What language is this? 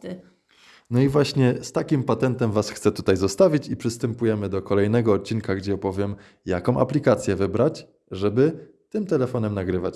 Polish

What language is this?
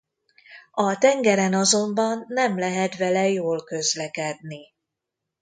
Hungarian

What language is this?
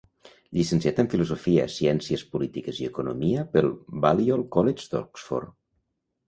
Catalan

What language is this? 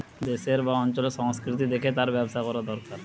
Bangla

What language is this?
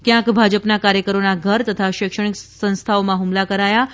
Gujarati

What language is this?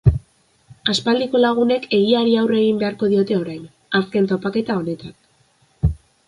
Basque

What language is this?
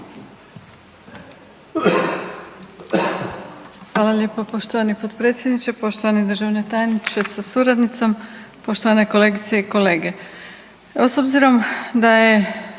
Croatian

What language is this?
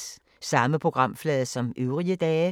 Danish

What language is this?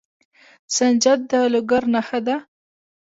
Pashto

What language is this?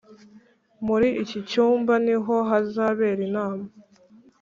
Kinyarwanda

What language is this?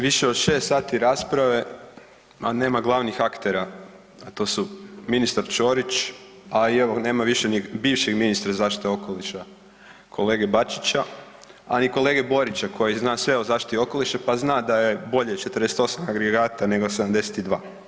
Croatian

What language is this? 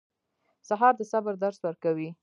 Pashto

